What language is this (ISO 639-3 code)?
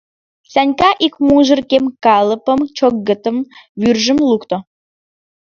chm